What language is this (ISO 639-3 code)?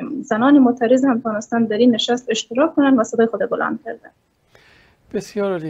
fas